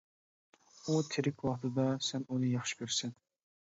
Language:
Uyghur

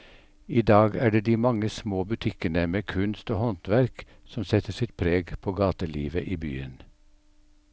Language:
Norwegian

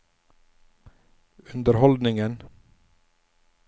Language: Norwegian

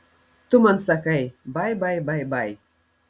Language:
Lithuanian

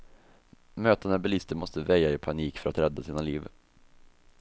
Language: Swedish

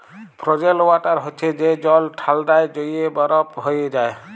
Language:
Bangla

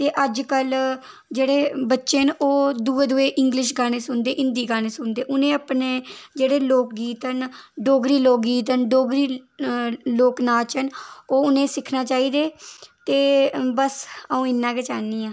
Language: Dogri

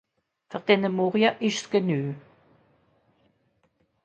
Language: Swiss German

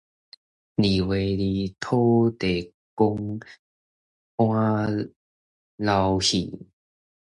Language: Min Nan Chinese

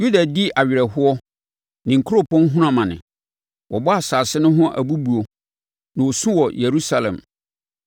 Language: Akan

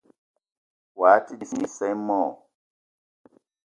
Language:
Eton (Cameroon)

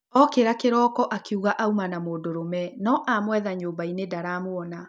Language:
Kikuyu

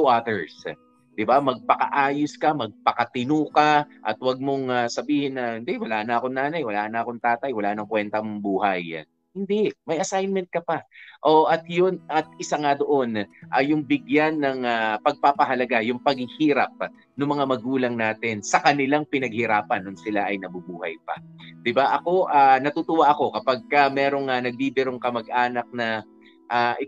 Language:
Filipino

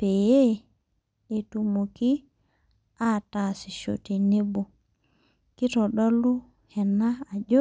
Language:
Masai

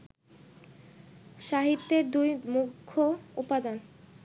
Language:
Bangla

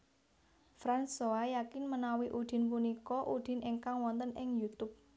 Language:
Javanese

